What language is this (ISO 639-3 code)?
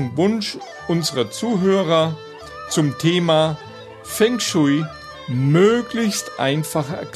deu